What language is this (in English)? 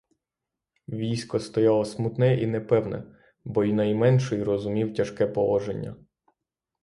Ukrainian